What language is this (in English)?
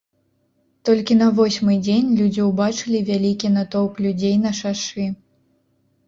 Belarusian